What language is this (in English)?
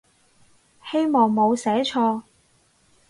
Cantonese